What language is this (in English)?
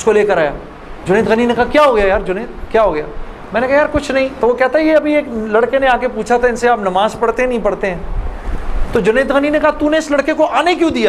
Urdu